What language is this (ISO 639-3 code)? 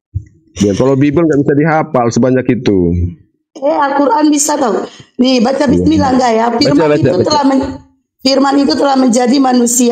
ind